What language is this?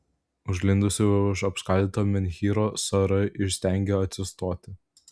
Lithuanian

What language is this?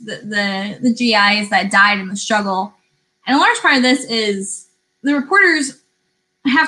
English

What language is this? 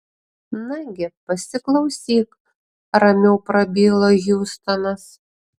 Lithuanian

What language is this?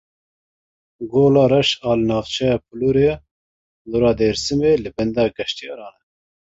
Kurdish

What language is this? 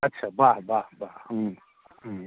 Maithili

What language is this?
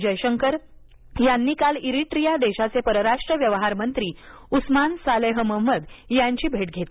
Marathi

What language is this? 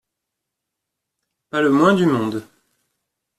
French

